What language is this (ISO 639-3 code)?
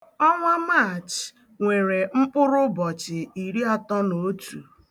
ibo